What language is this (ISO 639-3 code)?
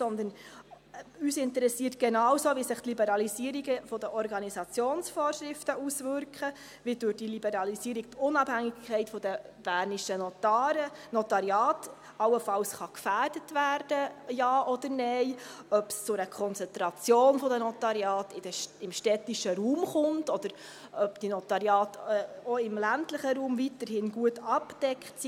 gsw